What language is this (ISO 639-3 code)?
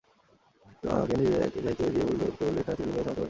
ben